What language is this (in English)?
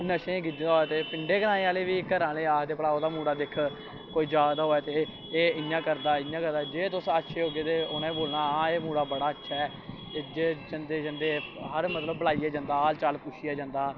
Dogri